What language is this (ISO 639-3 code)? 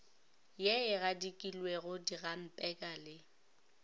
nso